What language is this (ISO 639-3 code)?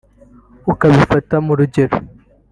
kin